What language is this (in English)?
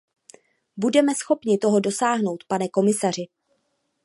Czech